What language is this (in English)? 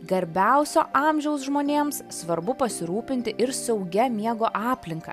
Lithuanian